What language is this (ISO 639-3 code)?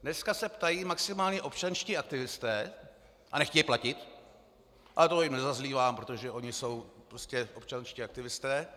ces